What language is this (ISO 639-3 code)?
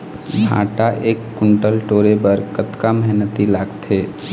hne